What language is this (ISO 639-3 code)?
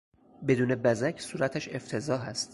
fas